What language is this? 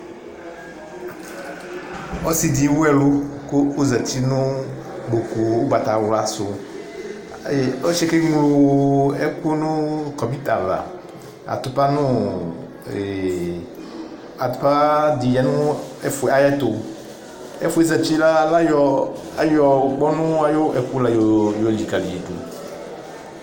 Ikposo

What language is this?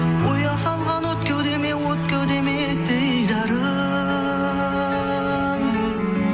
Kazakh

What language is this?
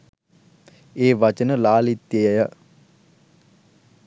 Sinhala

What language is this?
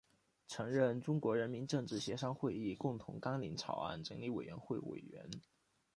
Chinese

